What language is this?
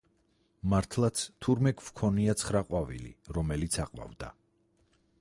Georgian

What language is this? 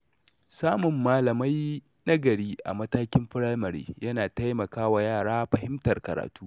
Hausa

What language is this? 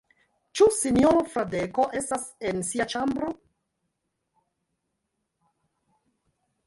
Esperanto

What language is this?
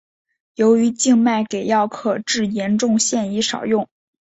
Chinese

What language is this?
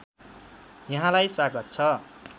Nepali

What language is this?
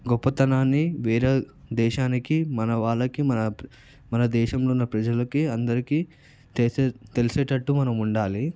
Telugu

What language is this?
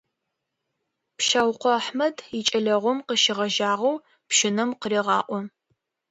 Adyghe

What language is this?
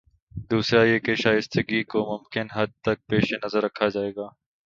Urdu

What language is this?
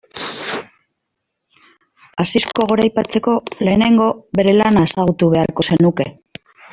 Basque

